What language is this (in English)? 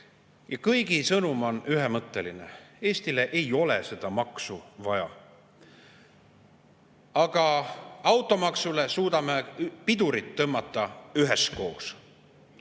Estonian